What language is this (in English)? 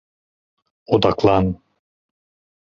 Turkish